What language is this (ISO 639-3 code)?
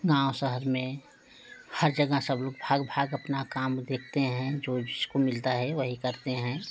hin